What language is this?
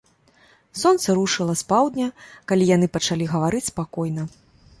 Belarusian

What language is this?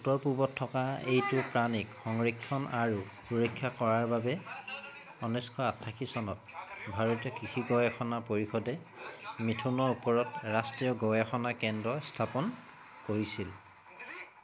Assamese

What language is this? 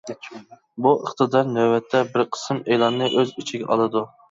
Uyghur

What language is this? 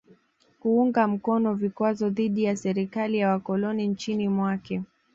Swahili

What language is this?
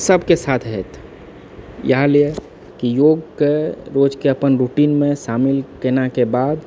Maithili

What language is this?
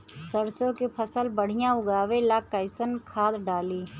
Bhojpuri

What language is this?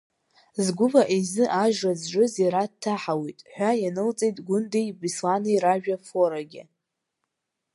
Abkhazian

